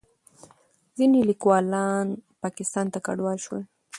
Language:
Pashto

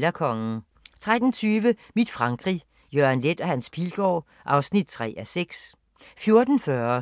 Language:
Danish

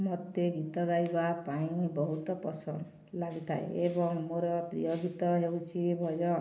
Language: Odia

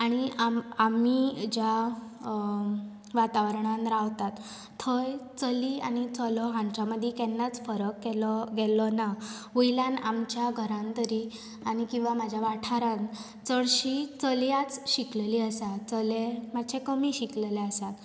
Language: Konkani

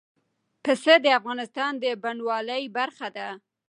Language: Pashto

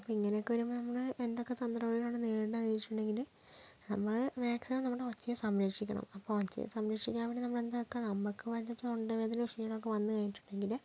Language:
Malayalam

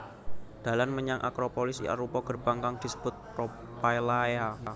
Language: Javanese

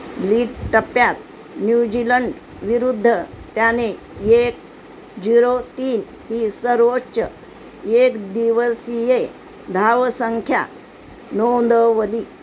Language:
Marathi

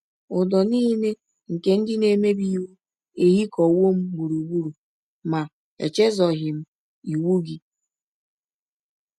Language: Igbo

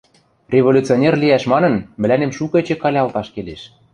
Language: Western Mari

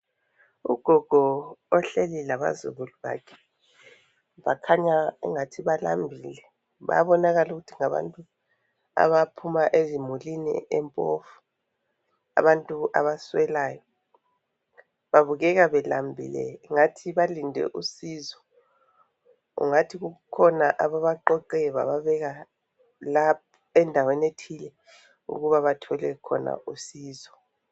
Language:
North Ndebele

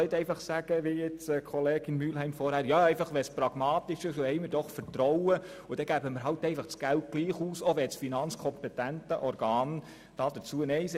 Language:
Swiss German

